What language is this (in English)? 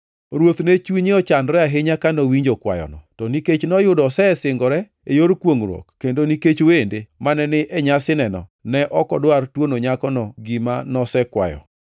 Luo (Kenya and Tanzania)